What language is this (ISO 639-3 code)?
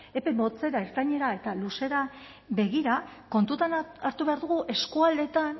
eus